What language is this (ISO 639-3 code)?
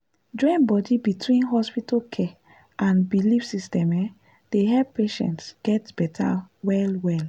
pcm